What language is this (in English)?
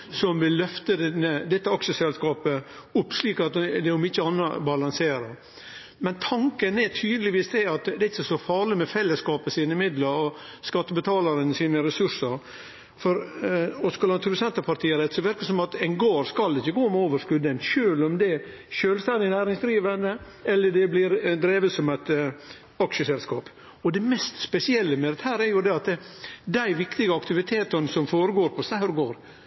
Norwegian Nynorsk